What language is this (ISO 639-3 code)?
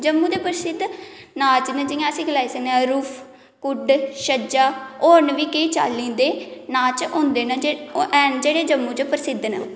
doi